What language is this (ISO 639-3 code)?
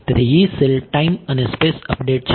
guj